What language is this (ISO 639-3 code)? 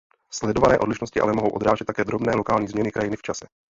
ces